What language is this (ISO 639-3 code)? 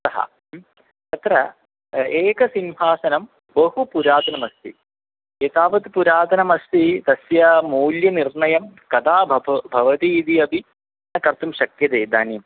san